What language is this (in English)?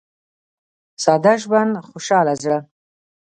Pashto